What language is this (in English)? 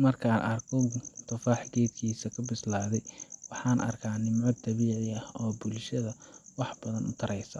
Somali